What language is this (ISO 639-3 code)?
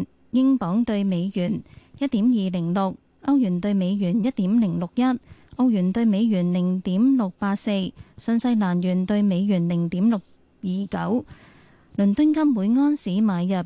zho